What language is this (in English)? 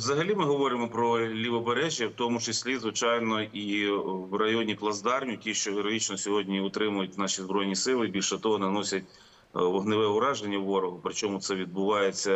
Ukrainian